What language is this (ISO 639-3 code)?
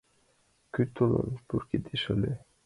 chm